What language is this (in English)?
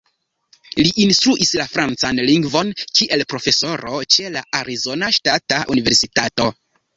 Esperanto